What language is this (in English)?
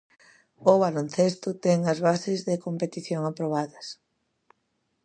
Galician